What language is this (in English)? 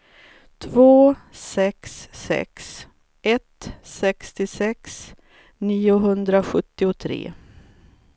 Swedish